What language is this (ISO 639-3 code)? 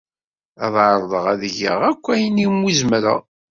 kab